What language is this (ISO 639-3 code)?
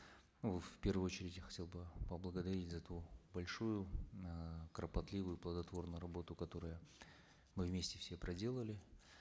kaz